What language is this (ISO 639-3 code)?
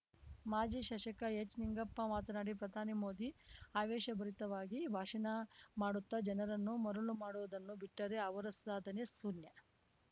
kan